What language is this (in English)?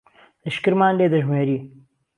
Central Kurdish